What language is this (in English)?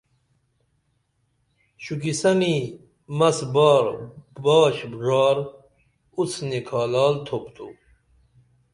Dameli